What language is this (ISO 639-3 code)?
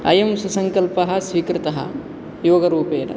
san